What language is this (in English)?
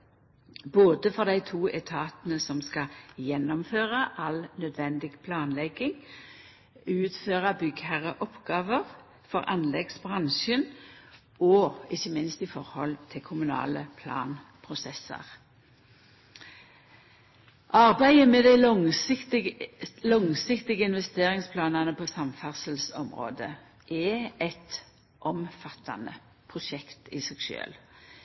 Norwegian Nynorsk